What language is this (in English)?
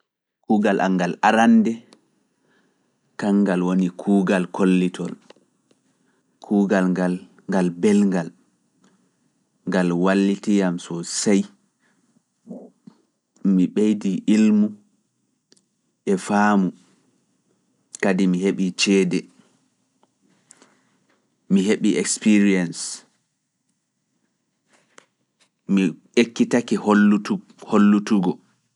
Fula